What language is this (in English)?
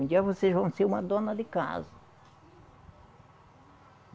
Portuguese